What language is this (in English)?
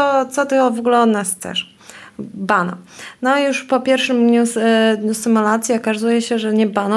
Polish